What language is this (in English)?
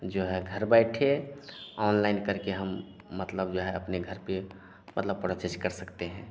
Hindi